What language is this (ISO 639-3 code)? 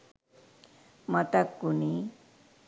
sin